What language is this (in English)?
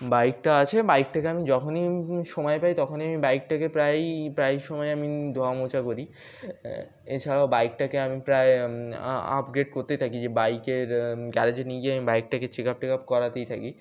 Bangla